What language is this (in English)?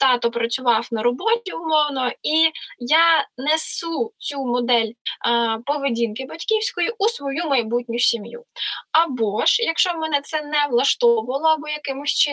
Ukrainian